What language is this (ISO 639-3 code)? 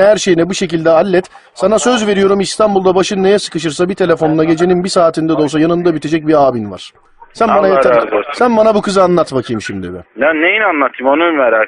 tur